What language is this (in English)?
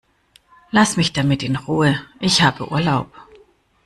German